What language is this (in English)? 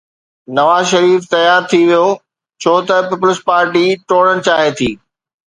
Sindhi